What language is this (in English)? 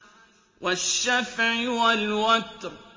Arabic